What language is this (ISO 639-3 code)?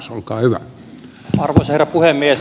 fin